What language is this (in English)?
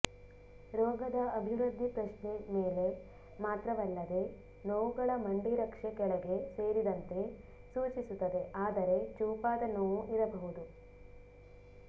Kannada